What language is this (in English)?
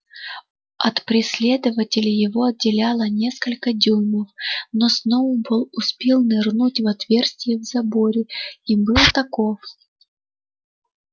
Russian